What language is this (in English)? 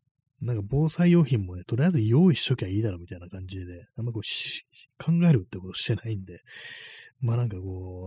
Japanese